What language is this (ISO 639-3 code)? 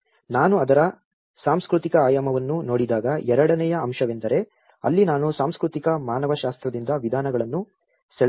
kan